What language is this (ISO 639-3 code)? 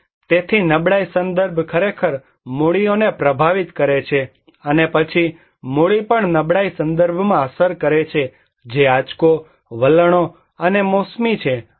guj